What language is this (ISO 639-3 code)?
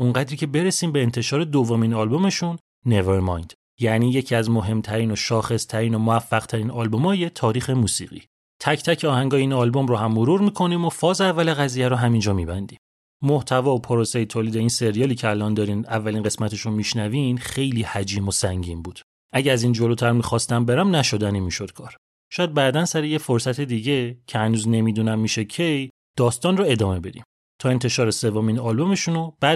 fas